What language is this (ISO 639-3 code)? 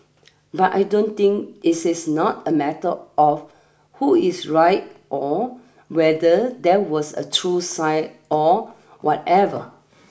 eng